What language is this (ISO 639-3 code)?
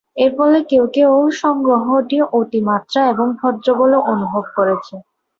ben